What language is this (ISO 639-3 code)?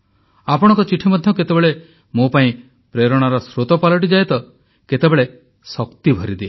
ori